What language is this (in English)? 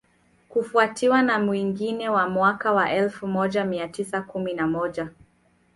Swahili